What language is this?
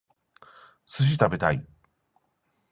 Japanese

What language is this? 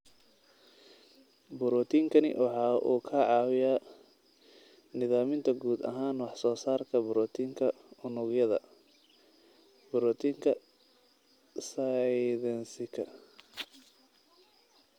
Somali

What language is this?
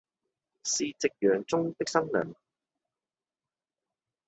Cantonese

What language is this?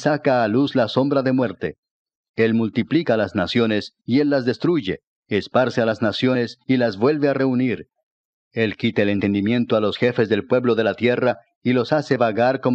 Spanish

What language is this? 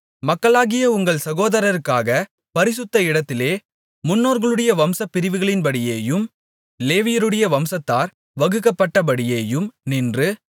Tamil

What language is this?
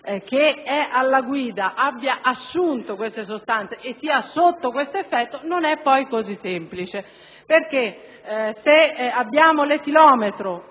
Italian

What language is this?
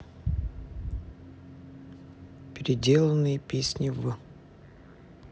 Russian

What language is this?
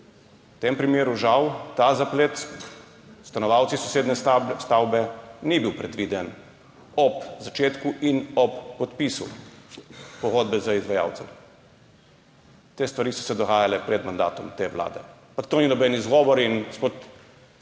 Slovenian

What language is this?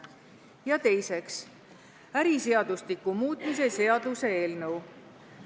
Estonian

